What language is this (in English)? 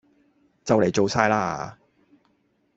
Cantonese